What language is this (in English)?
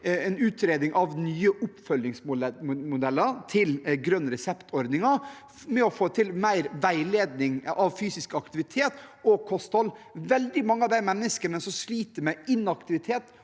Norwegian